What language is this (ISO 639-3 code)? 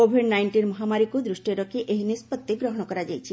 ori